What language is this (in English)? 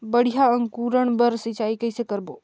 Chhattisgarhi